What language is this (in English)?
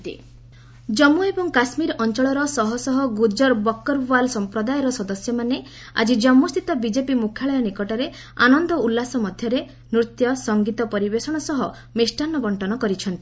Odia